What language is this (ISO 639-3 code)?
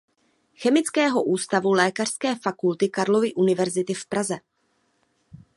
ces